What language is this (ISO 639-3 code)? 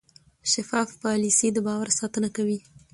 pus